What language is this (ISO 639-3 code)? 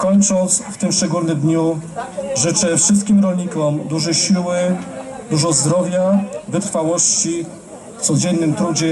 pol